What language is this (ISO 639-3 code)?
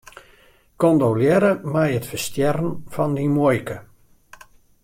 fry